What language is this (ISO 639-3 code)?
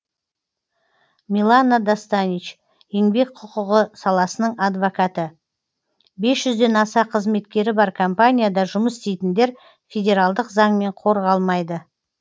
kaz